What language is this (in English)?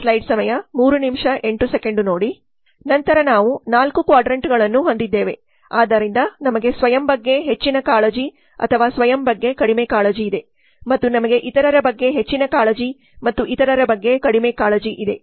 Kannada